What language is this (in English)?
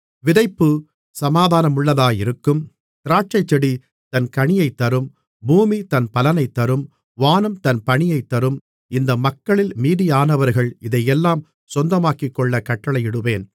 Tamil